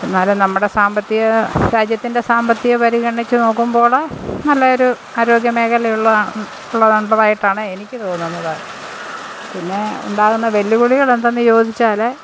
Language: Malayalam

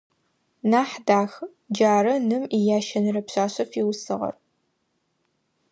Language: Adyghe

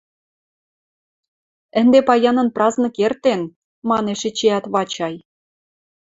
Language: Western Mari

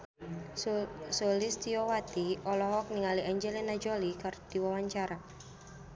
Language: Sundanese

